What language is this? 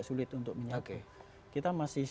Indonesian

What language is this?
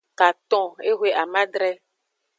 Aja (Benin)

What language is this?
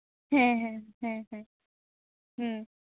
Santali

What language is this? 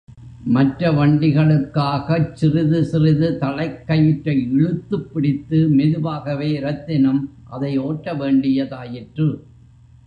Tamil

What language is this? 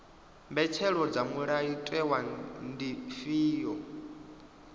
Venda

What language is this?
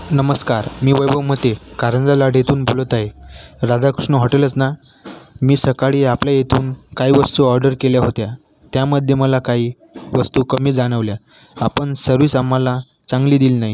Marathi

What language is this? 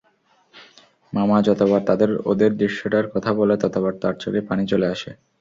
Bangla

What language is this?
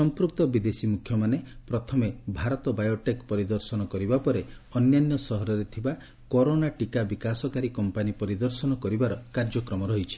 Odia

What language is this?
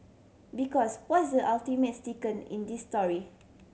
English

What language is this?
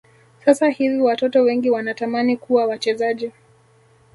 Swahili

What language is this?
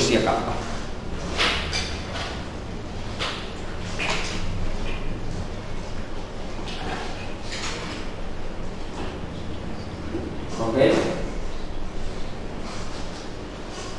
Italian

